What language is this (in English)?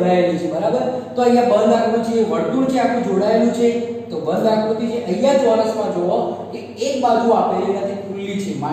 Hindi